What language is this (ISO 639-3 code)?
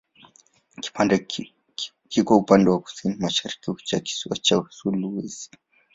swa